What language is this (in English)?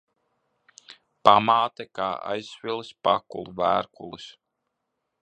Latvian